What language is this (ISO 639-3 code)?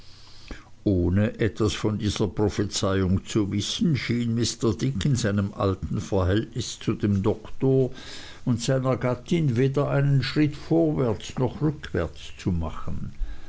deu